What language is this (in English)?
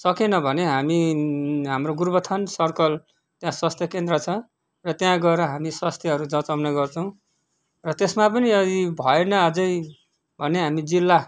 Nepali